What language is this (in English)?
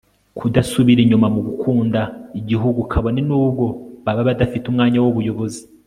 Kinyarwanda